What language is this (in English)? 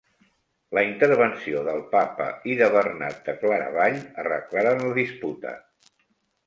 Catalan